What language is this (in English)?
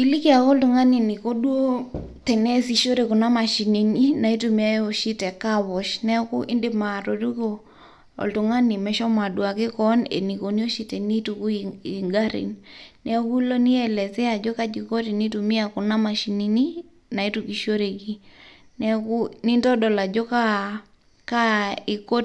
Masai